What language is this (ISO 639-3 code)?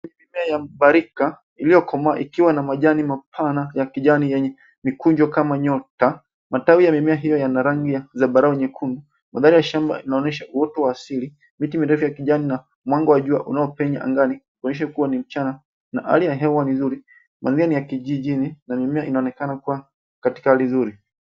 swa